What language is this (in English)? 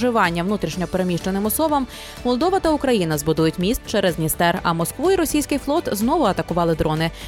Ukrainian